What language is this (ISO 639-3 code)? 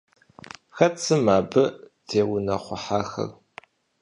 kbd